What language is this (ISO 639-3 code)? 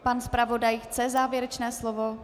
ces